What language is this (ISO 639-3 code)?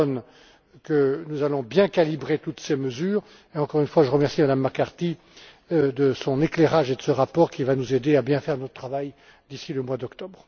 fra